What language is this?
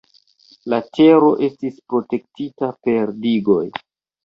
Esperanto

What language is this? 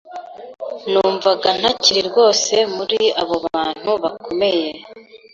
Kinyarwanda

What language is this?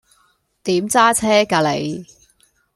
Cantonese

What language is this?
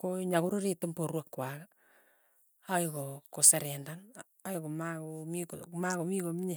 Tugen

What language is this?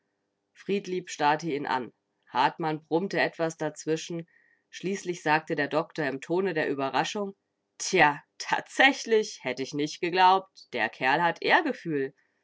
German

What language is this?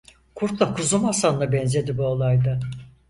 Turkish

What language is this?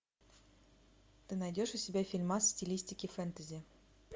Russian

